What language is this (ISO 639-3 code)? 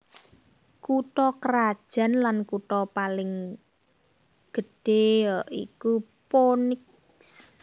jav